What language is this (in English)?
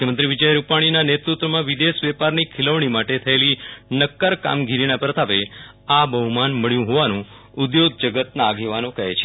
Gujarati